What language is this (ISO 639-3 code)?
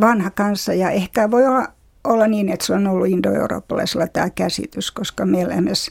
fin